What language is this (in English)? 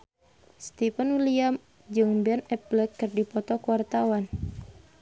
Sundanese